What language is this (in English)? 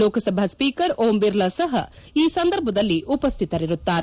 Kannada